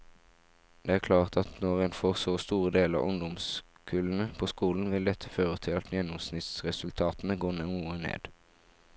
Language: Norwegian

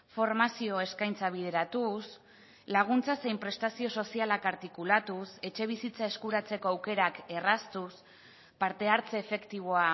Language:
Basque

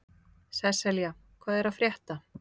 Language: Icelandic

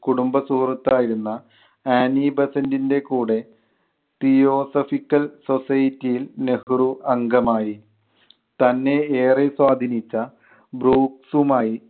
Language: Malayalam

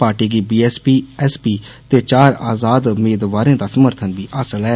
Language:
Dogri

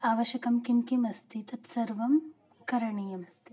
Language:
Sanskrit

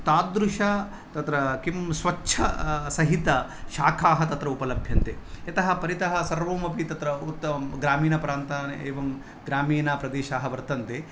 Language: Sanskrit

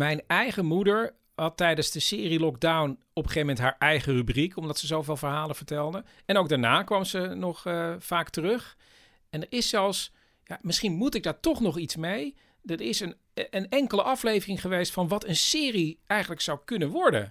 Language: Dutch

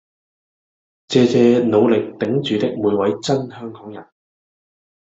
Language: Cantonese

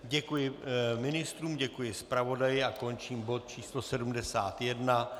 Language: Czech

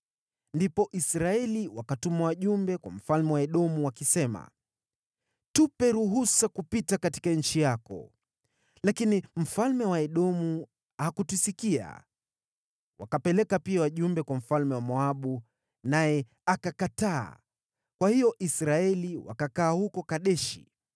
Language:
Swahili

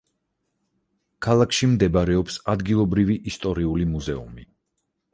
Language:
Georgian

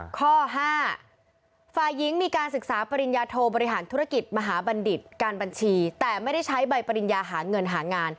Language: Thai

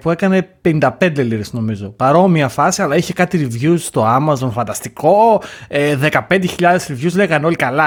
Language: Greek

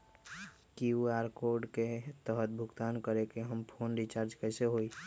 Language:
Magahi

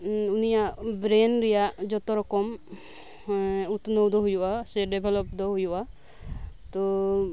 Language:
Santali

